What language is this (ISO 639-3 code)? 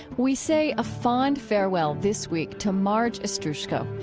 eng